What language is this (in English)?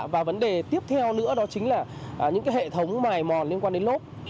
Vietnamese